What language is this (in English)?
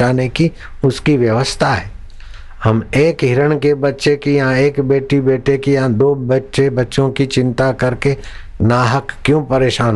Hindi